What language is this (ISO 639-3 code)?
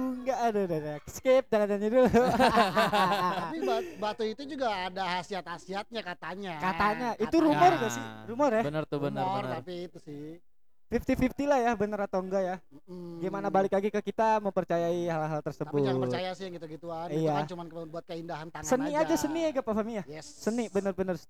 ind